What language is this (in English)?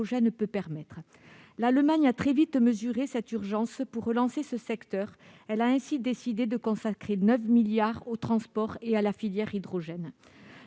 French